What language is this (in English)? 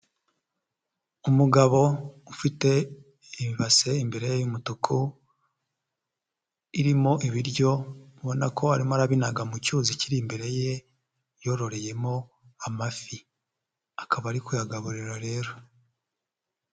Kinyarwanda